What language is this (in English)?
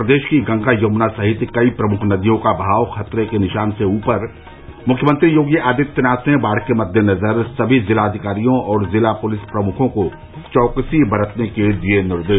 Hindi